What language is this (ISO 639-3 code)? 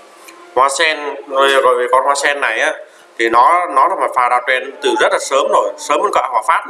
vie